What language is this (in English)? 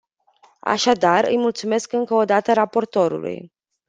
Romanian